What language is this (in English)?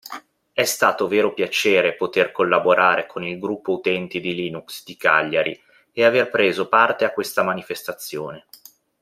Italian